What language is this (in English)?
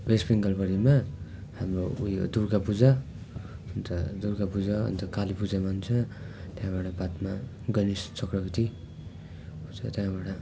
Nepali